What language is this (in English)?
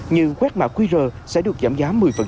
Vietnamese